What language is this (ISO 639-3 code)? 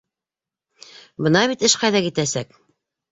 bak